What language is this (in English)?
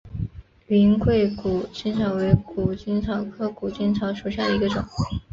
Chinese